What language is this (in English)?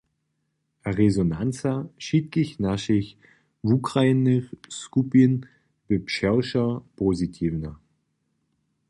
Upper Sorbian